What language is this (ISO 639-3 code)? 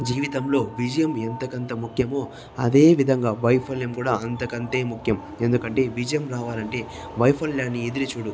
tel